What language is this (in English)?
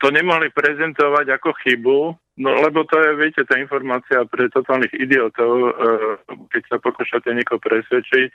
Slovak